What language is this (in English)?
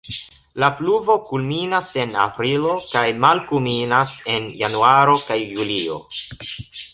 Esperanto